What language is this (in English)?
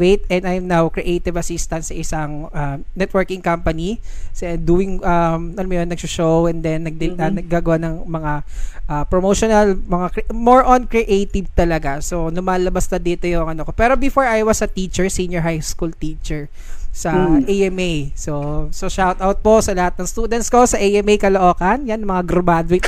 Filipino